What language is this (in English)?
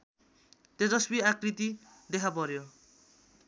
Nepali